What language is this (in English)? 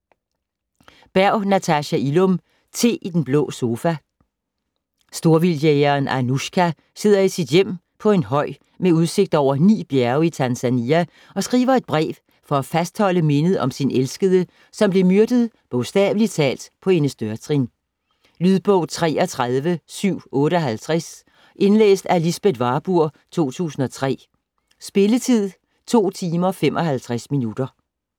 Danish